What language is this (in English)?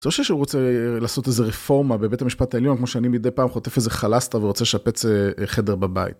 Hebrew